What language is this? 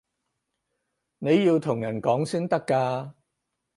Cantonese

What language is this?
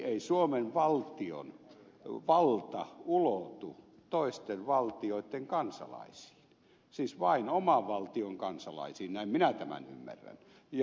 Finnish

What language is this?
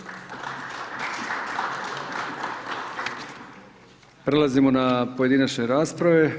Croatian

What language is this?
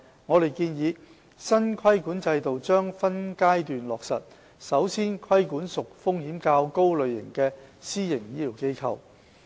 Cantonese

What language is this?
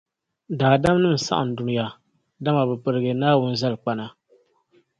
Dagbani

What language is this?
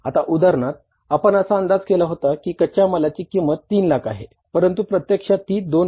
Marathi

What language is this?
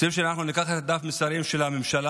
Hebrew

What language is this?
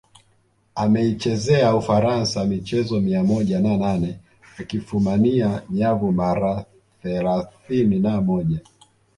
Swahili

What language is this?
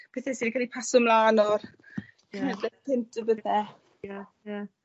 Welsh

